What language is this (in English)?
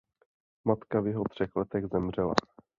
Czech